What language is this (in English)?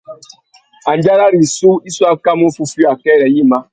Tuki